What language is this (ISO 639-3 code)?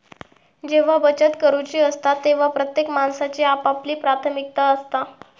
mar